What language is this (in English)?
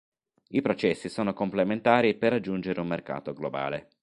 Italian